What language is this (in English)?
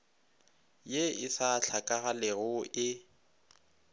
Northern Sotho